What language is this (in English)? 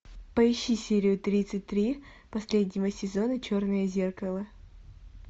Russian